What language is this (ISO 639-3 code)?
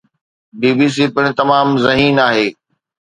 snd